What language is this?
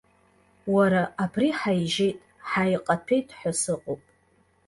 Abkhazian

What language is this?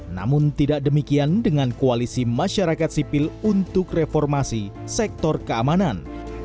Indonesian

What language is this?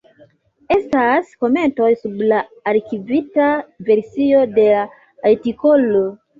Esperanto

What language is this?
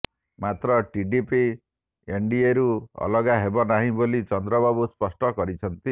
Odia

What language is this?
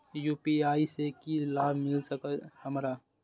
Maithili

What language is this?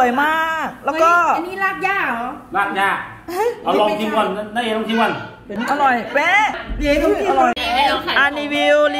Thai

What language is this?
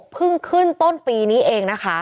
Thai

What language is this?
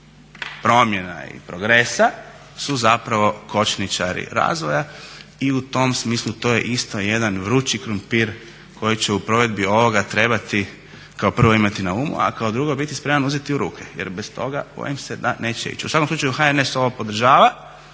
Croatian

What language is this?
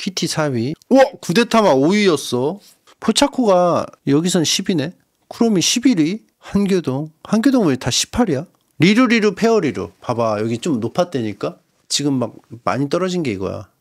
Korean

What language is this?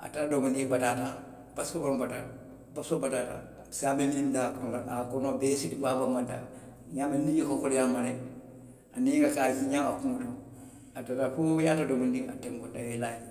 Western Maninkakan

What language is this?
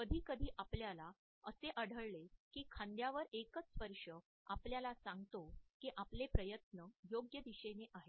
Marathi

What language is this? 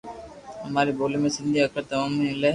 Loarki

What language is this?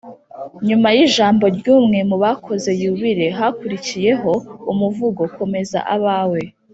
Kinyarwanda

